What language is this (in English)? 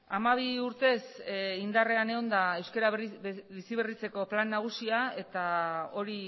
Basque